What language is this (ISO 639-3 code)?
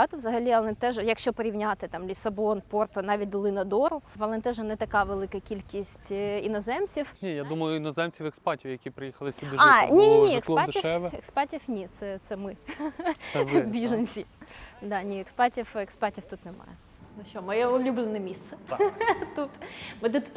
ukr